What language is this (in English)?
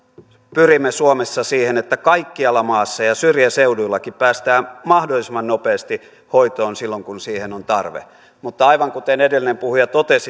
Finnish